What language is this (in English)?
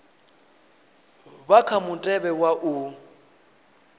Venda